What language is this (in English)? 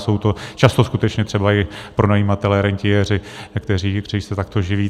Czech